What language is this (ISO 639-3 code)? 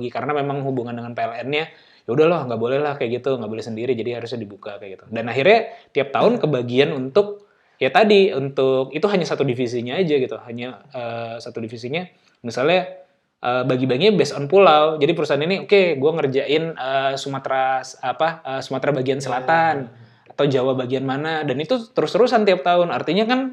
ind